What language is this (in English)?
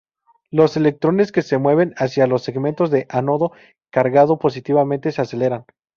Spanish